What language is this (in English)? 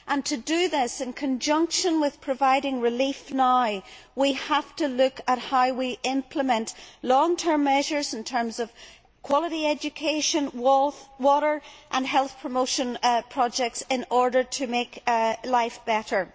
English